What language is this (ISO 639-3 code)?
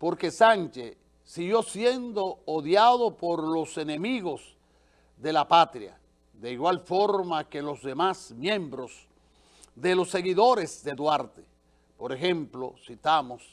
spa